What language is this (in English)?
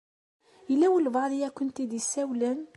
Kabyle